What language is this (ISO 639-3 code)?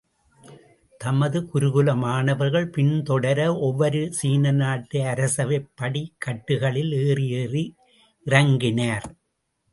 tam